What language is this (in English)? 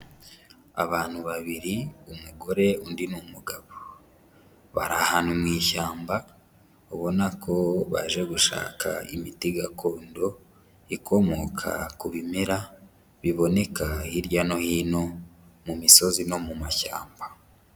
Kinyarwanda